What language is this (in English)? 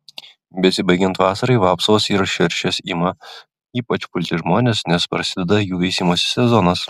Lithuanian